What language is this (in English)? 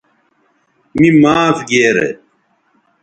Bateri